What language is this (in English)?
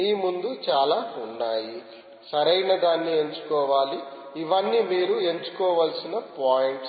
Telugu